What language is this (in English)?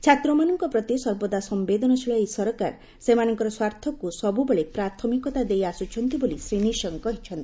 Odia